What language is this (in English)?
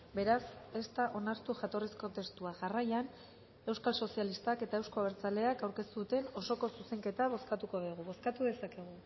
Basque